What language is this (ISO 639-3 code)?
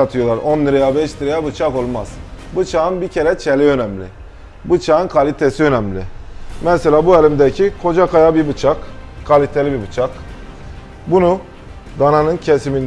tur